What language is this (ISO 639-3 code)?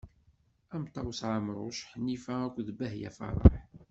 kab